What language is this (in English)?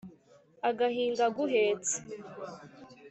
Kinyarwanda